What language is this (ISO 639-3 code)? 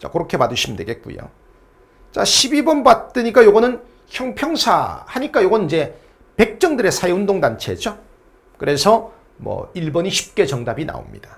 kor